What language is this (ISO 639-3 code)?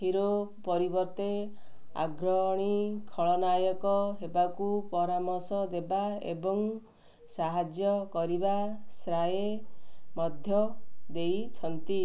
ori